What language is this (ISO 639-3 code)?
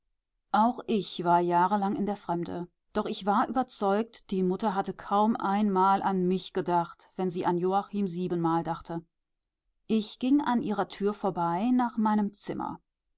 deu